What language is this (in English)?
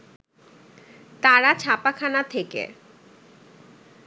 Bangla